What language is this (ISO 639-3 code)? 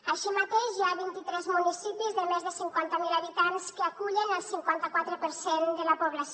cat